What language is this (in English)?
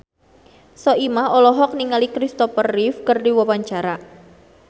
Sundanese